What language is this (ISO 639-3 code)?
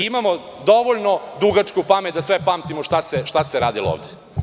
srp